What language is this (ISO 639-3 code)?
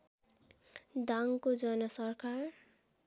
nep